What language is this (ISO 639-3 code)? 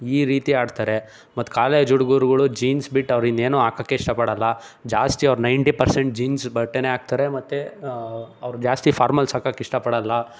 kan